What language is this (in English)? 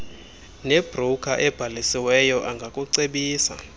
Xhosa